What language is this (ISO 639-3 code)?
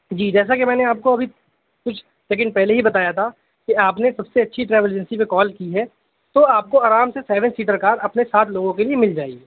urd